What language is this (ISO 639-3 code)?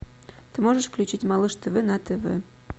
rus